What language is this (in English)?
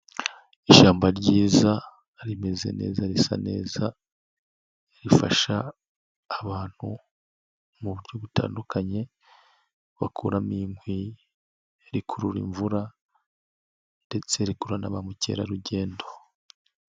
Kinyarwanda